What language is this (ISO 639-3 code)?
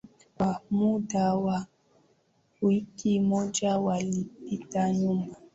swa